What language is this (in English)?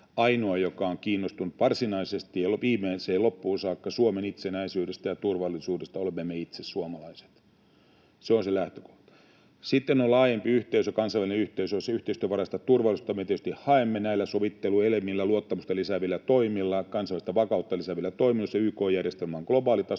Finnish